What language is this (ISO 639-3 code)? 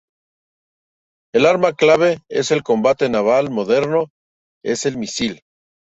spa